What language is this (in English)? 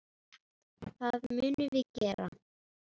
Icelandic